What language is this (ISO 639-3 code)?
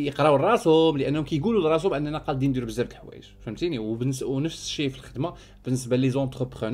ara